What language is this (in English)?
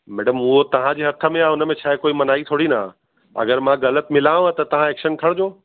Sindhi